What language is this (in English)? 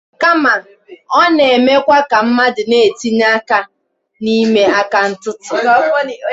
Igbo